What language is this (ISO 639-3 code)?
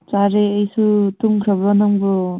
mni